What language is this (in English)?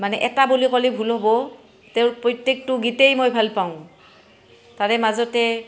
Assamese